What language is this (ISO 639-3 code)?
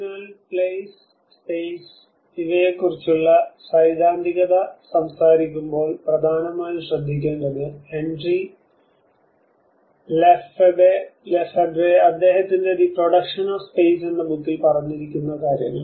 mal